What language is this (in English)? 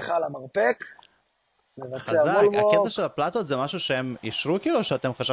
Hebrew